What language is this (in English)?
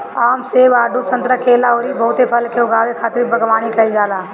Bhojpuri